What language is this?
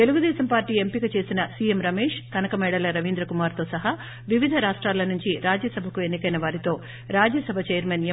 Telugu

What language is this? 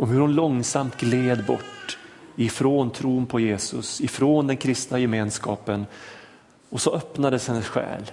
Swedish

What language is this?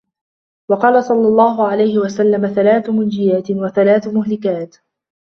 Arabic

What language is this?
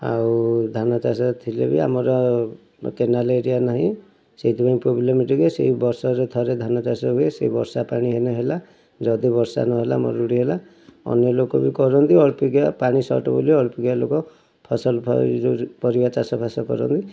Odia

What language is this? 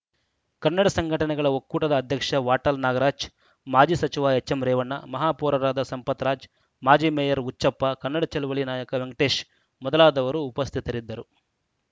Kannada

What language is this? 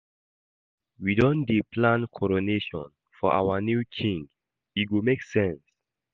Nigerian Pidgin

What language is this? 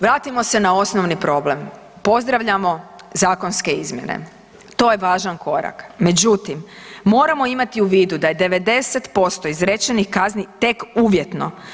Croatian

